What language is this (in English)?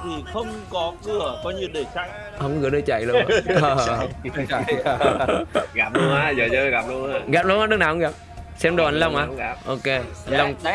Vietnamese